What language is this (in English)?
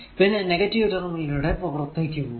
Malayalam